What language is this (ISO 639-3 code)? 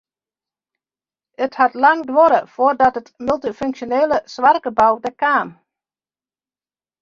fry